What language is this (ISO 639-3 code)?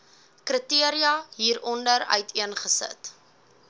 afr